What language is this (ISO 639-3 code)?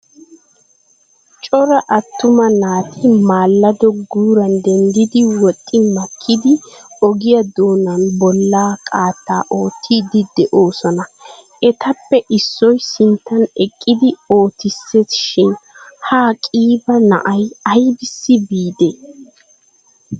wal